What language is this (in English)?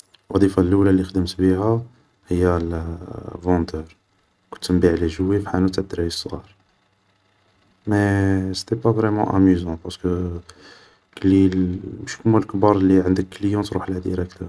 Algerian Arabic